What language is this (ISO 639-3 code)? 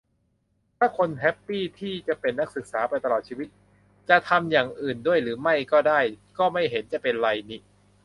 tha